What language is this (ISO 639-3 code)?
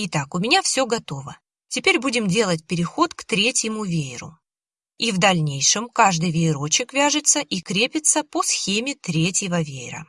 rus